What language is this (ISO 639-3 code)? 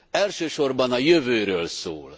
hun